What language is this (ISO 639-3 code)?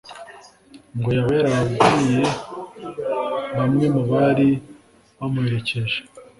kin